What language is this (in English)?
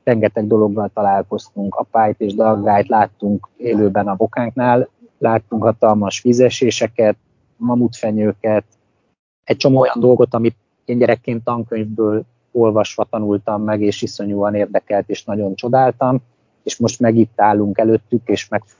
Hungarian